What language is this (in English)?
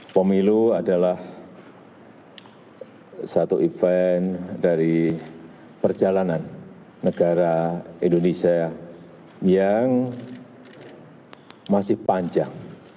Indonesian